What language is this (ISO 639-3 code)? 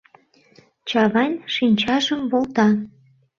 chm